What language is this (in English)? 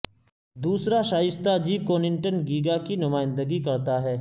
Urdu